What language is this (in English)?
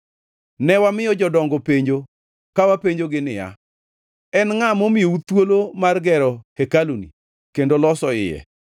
Luo (Kenya and Tanzania)